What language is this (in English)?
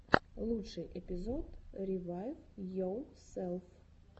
Russian